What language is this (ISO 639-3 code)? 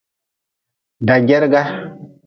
nmz